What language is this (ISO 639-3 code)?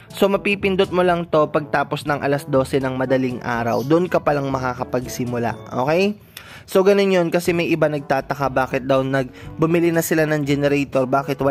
fil